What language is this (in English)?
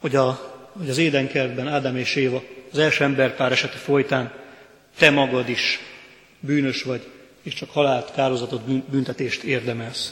Hungarian